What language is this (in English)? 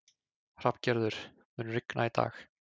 Icelandic